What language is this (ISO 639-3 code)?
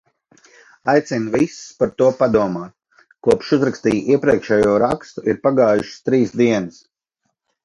lav